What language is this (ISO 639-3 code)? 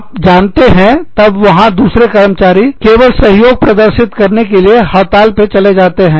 hin